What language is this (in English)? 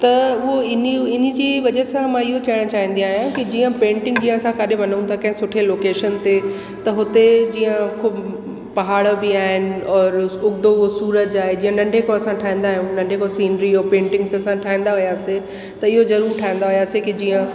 Sindhi